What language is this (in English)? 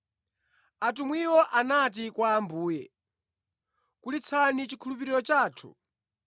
Nyanja